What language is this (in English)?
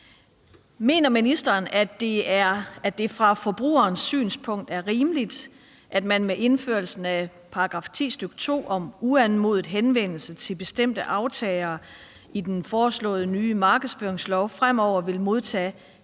Danish